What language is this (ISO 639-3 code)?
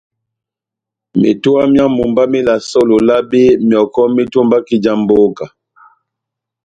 bnm